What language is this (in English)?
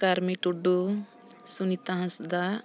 Santali